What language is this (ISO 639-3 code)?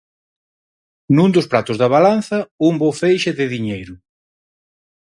glg